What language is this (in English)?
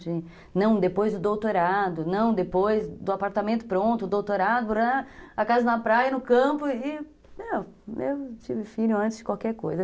Portuguese